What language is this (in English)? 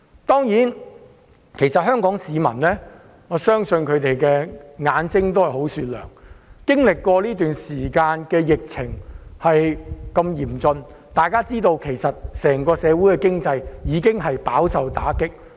Cantonese